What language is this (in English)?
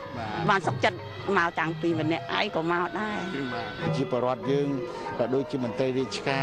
Thai